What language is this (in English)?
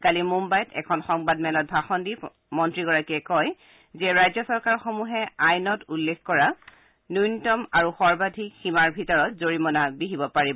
Assamese